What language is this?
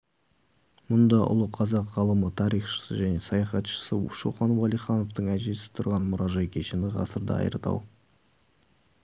Kazakh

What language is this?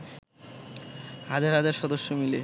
Bangla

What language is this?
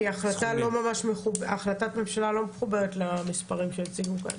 Hebrew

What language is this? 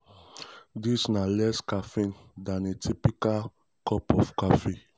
Nigerian Pidgin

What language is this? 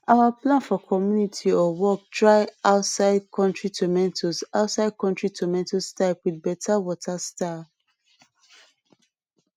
Nigerian Pidgin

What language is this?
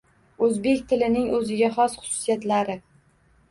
Uzbek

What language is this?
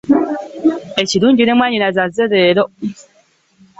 Ganda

